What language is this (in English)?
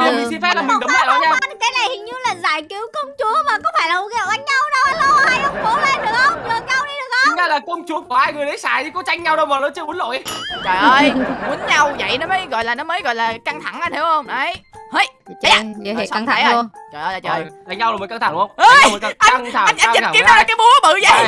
Vietnamese